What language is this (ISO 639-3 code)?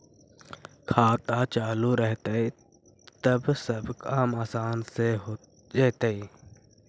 mag